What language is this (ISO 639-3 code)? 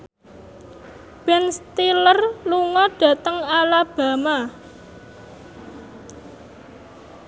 jav